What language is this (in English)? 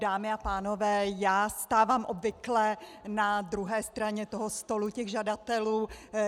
Czech